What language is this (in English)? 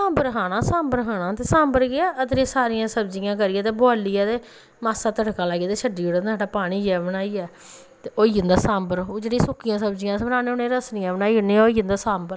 Dogri